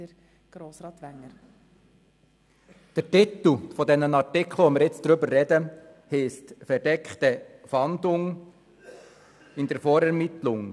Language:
Swiss German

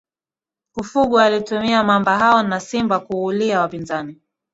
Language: Swahili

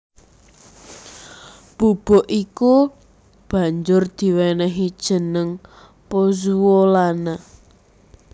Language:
Javanese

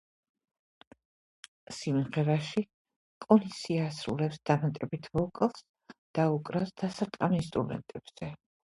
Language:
Georgian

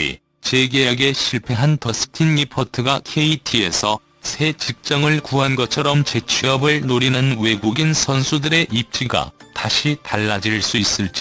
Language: Korean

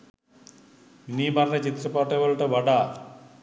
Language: Sinhala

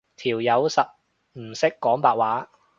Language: Cantonese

